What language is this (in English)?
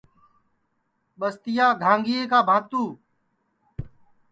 Sansi